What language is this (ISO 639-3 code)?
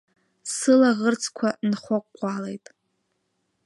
abk